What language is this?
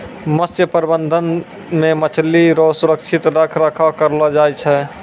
Maithili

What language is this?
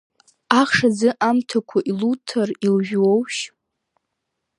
Abkhazian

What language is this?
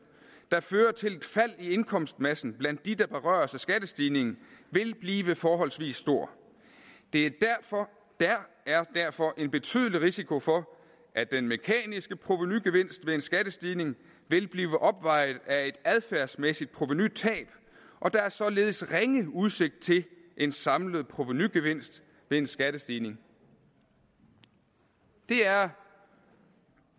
Danish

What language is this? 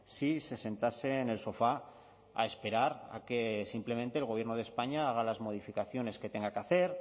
Spanish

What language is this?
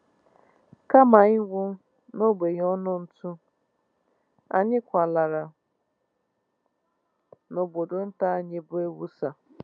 Igbo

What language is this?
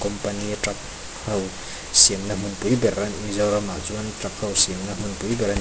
Mizo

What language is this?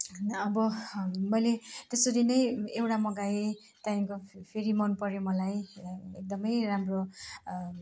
Nepali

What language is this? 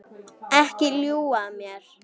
Icelandic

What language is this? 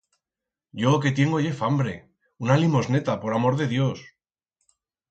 Aragonese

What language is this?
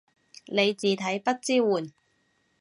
Cantonese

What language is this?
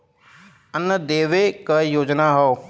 Bhojpuri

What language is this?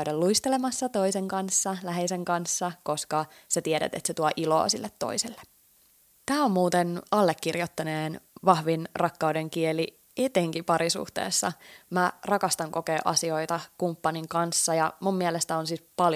Finnish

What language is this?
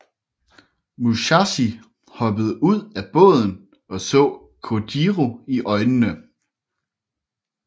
Danish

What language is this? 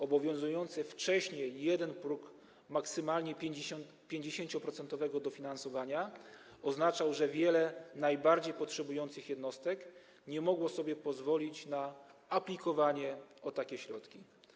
Polish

